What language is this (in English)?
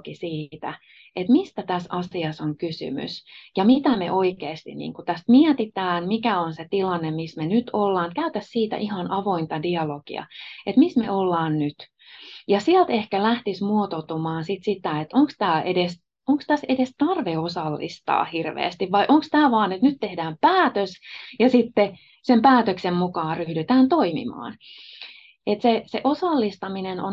Finnish